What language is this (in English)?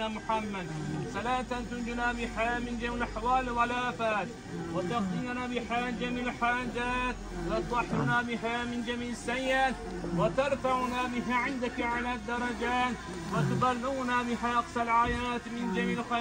Turkish